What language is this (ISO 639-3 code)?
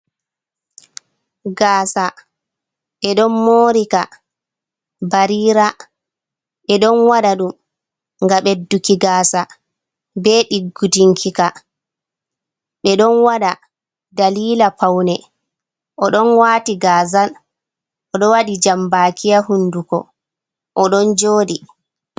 ful